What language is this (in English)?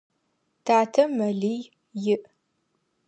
Adyghe